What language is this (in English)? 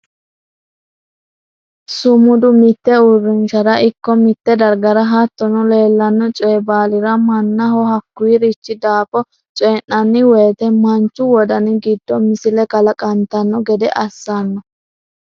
Sidamo